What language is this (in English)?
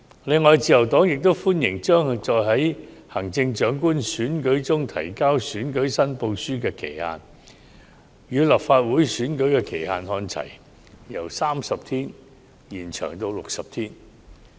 Cantonese